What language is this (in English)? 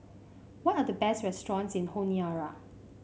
English